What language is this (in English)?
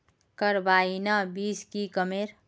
Magahi